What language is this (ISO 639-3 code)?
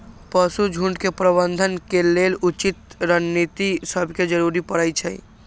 mag